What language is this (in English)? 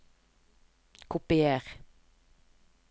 Norwegian